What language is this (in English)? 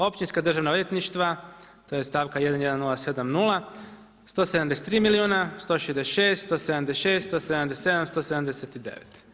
Croatian